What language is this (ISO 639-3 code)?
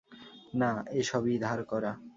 ben